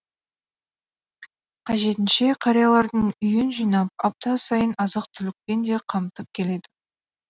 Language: Kazakh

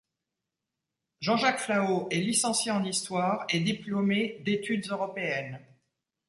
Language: French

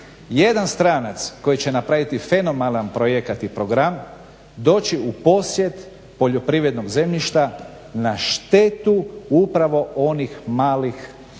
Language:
Croatian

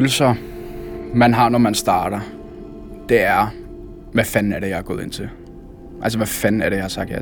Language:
Danish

